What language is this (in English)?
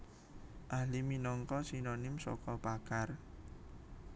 Javanese